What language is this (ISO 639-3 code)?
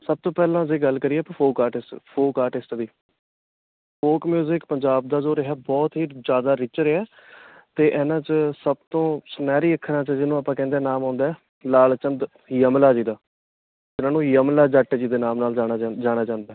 pan